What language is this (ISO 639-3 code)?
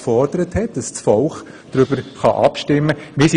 gsw